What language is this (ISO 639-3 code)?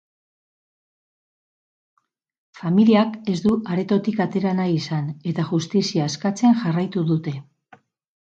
eus